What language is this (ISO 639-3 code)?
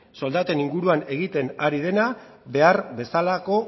eus